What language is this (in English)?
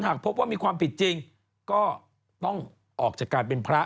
Thai